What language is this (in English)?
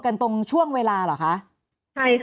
Thai